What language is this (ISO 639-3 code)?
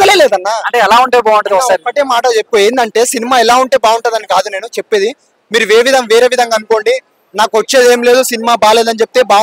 tel